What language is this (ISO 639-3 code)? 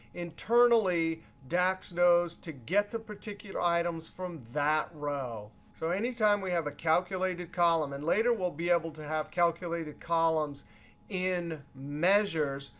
eng